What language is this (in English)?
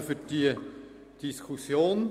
Swiss German